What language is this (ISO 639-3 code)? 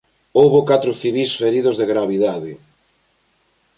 glg